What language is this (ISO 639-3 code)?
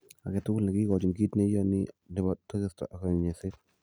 kln